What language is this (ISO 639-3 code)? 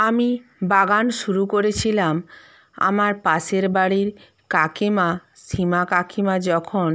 ben